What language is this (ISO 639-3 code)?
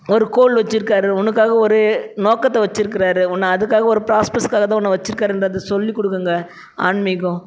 tam